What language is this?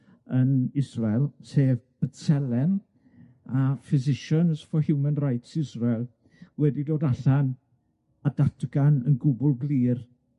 Welsh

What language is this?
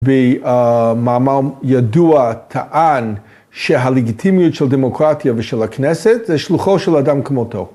Hebrew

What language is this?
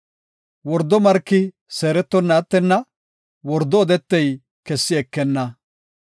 Gofa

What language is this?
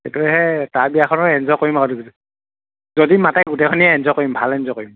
Assamese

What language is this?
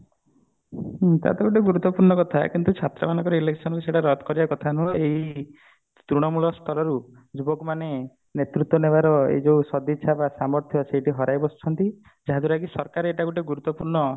Odia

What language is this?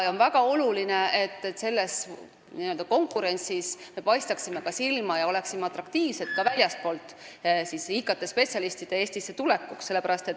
Estonian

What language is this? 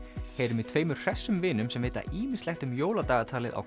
Icelandic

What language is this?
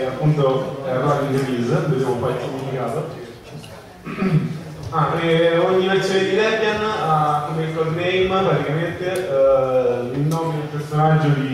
Italian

